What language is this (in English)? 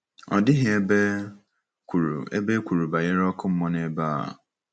Igbo